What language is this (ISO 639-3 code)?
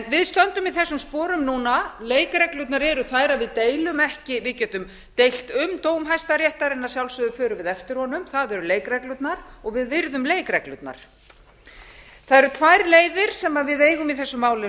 isl